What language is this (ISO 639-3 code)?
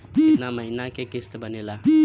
bho